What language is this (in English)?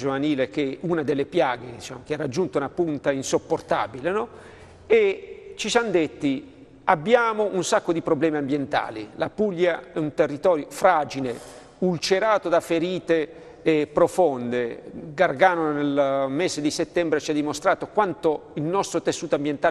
Italian